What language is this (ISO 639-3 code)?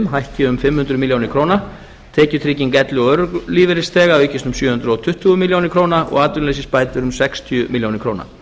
isl